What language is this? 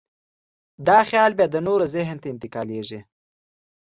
Pashto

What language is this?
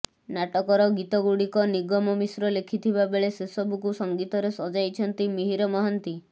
Odia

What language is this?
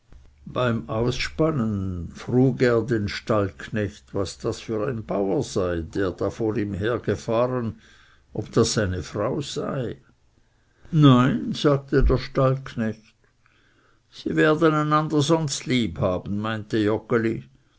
German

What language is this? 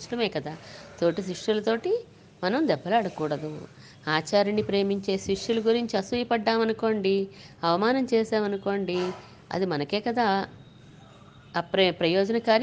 Telugu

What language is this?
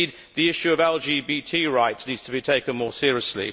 English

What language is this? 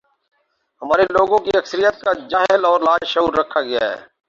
Urdu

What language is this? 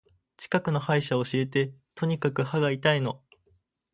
Japanese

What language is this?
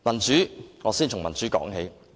Cantonese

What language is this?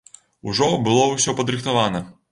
Belarusian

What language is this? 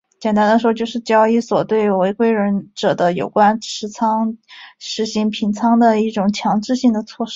Chinese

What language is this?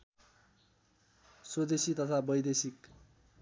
Nepali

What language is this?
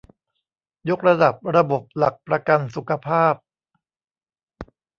Thai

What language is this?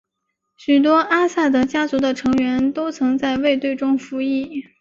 Chinese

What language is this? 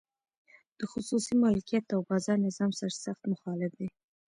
Pashto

